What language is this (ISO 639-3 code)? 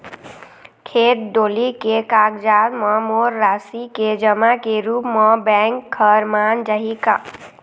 hne